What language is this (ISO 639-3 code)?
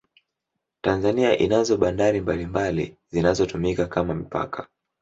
swa